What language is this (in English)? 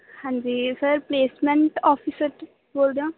Punjabi